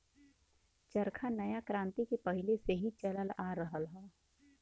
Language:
Bhojpuri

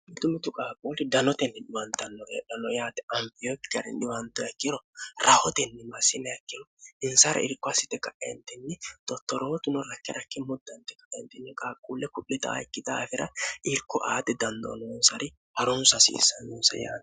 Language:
Sidamo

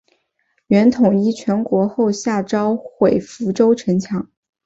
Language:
Chinese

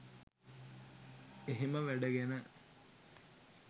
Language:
Sinhala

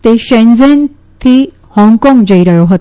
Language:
Gujarati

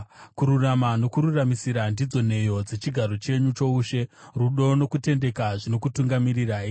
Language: Shona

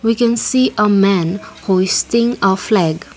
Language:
English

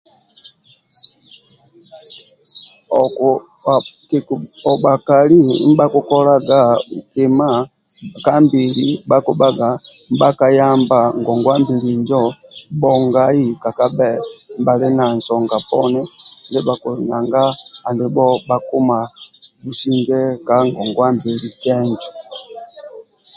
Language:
Amba (Uganda)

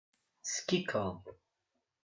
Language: Kabyle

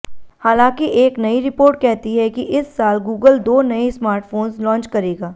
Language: Hindi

